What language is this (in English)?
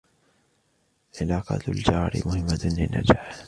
Arabic